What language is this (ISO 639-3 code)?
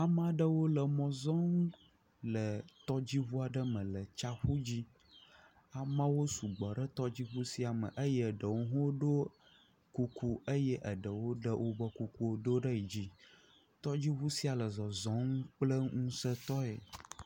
ewe